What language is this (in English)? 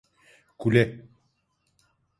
Turkish